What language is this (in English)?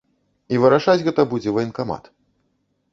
Belarusian